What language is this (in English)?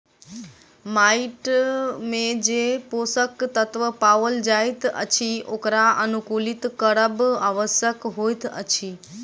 Maithili